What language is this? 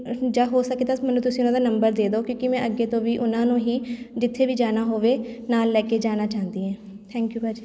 Punjabi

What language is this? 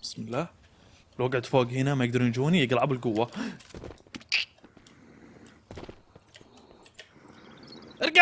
Arabic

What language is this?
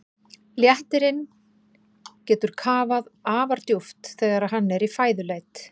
Icelandic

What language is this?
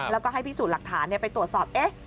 Thai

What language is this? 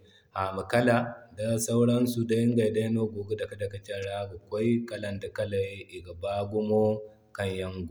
Zarma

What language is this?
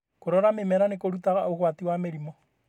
Kikuyu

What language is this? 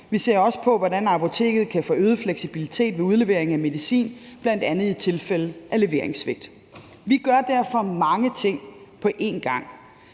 Danish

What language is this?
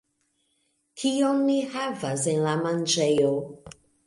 Esperanto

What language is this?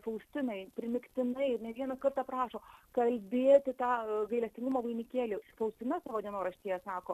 Lithuanian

